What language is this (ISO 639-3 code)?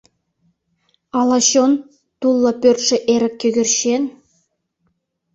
chm